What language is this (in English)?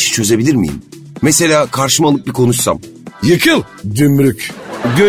Turkish